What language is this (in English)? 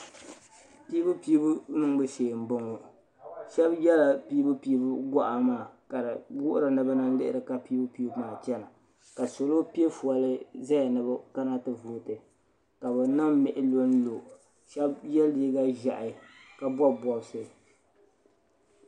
Dagbani